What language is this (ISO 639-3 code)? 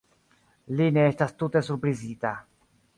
epo